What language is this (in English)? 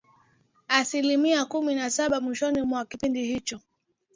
Swahili